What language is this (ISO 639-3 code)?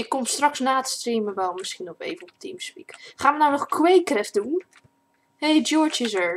nld